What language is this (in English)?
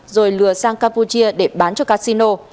Vietnamese